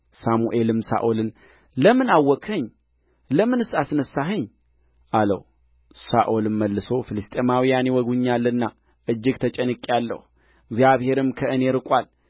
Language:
Amharic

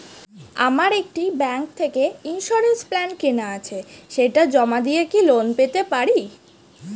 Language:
Bangla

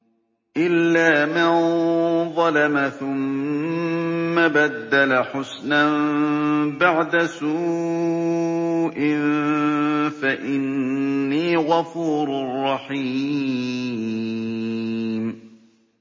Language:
Arabic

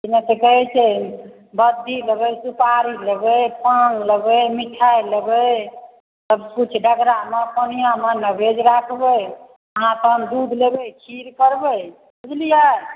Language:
Maithili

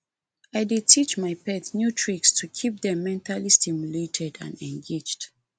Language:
Nigerian Pidgin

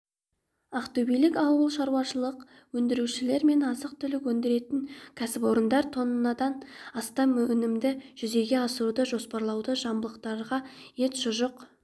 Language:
Kazakh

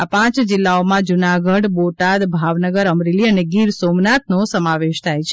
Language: Gujarati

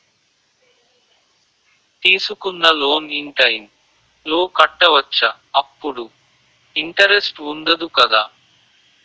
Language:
Telugu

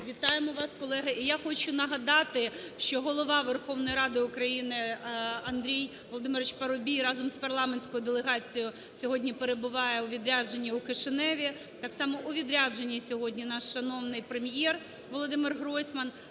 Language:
Ukrainian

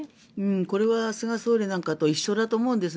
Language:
Japanese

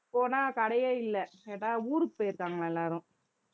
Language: Tamil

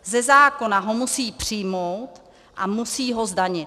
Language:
Czech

